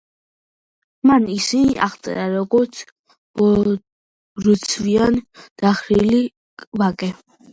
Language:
Georgian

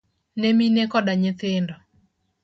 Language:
Luo (Kenya and Tanzania)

